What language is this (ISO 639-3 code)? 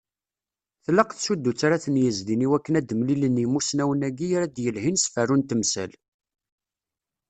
kab